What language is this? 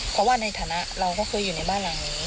Thai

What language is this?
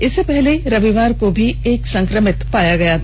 Hindi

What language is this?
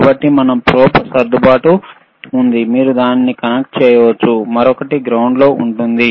Telugu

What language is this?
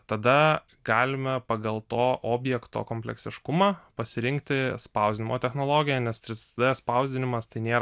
Lithuanian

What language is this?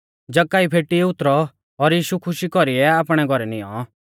Mahasu Pahari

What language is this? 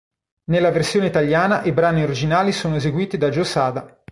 Italian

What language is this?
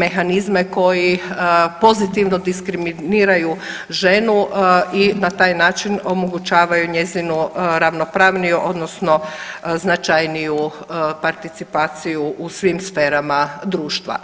Croatian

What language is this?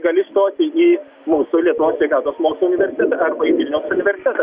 Lithuanian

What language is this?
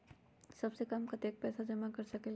Magahi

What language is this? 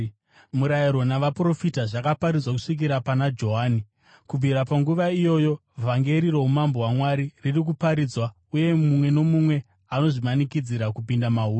Shona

